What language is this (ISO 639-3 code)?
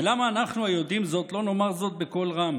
heb